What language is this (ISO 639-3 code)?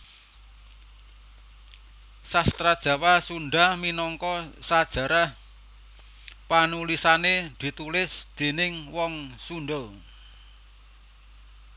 jav